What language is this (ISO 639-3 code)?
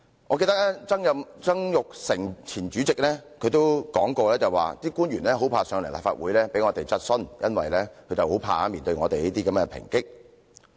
yue